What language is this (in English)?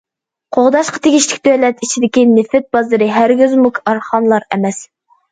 Uyghur